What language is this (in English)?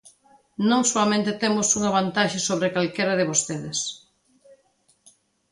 Galician